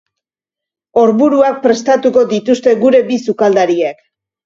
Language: Basque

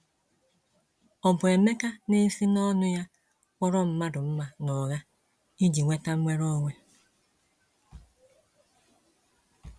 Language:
Igbo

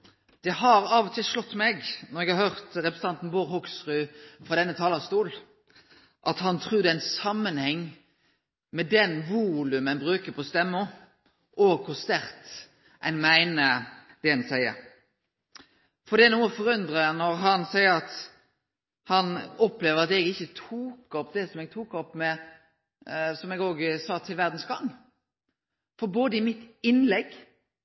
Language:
Norwegian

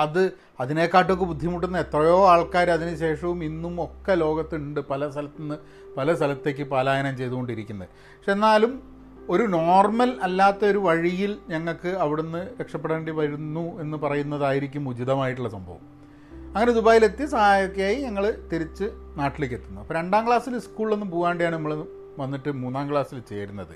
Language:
Malayalam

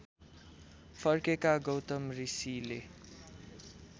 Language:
Nepali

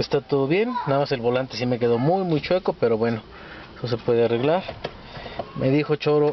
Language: Spanish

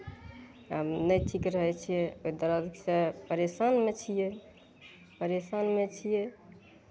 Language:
Maithili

